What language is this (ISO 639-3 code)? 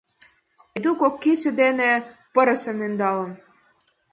chm